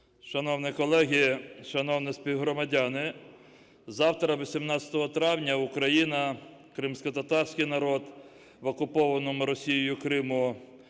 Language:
Ukrainian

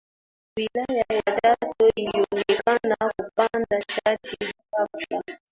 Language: Swahili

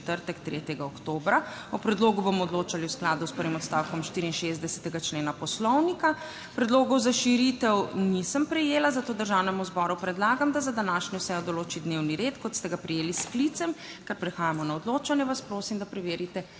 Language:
Slovenian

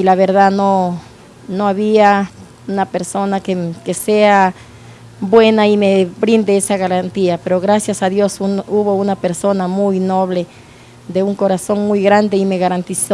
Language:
Spanish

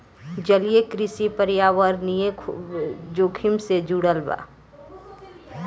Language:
Bhojpuri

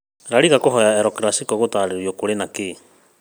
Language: Kikuyu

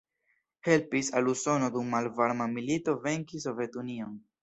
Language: Esperanto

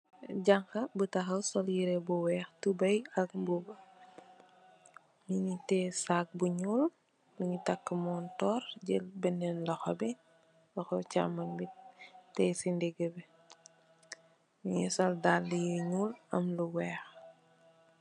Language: Wolof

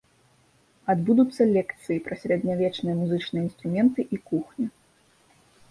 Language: Belarusian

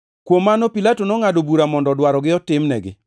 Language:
Luo (Kenya and Tanzania)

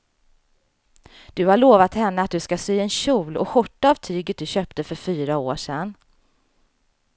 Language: Swedish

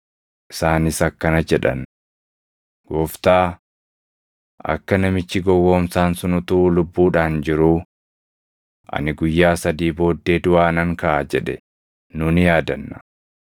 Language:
Oromo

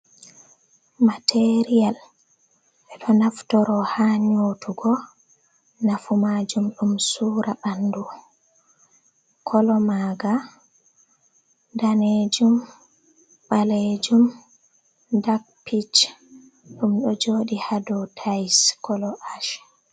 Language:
Fula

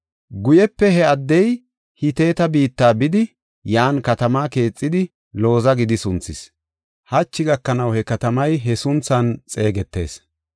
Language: Gofa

